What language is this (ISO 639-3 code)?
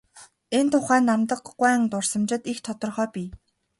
mon